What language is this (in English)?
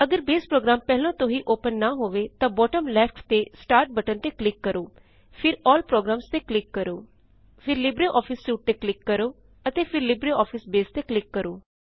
Punjabi